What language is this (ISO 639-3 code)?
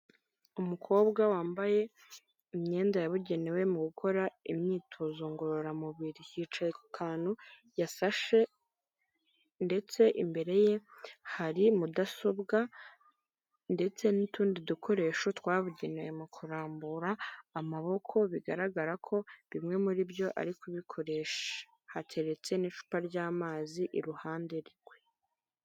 kin